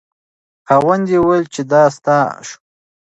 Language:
Pashto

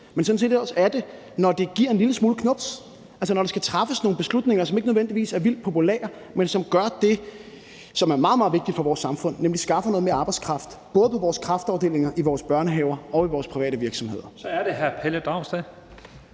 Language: Danish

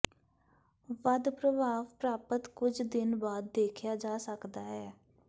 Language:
Punjabi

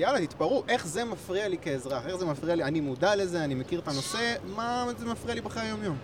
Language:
Hebrew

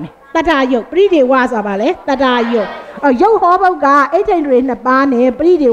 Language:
Thai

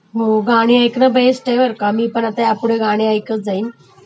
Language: Marathi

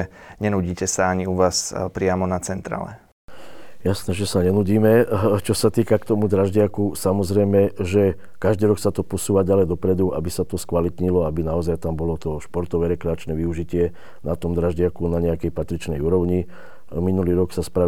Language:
Slovak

